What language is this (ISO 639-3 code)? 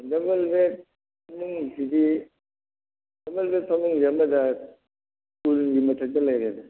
mni